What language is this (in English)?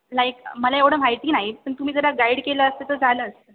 Marathi